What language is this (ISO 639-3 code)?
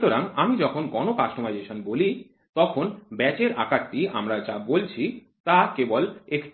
ben